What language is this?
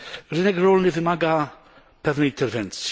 Polish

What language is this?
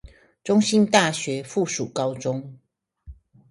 Chinese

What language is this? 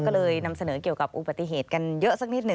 Thai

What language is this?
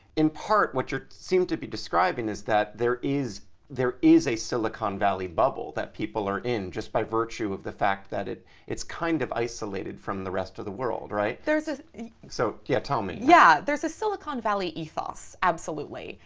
English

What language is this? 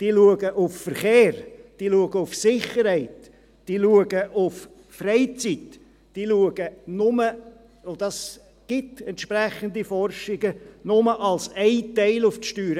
Swiss German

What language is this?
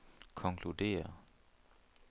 Danish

